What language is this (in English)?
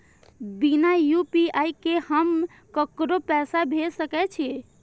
Maithili